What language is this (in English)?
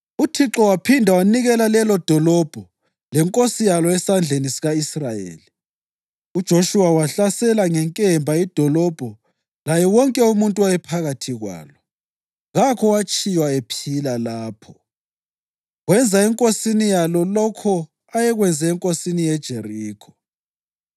North Ndebele